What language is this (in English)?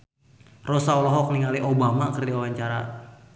Sundanese